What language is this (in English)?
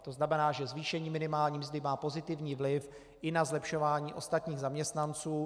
Czech